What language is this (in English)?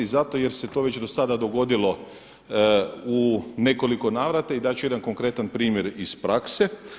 Croatian